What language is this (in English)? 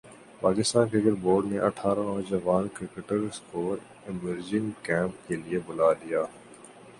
Urdu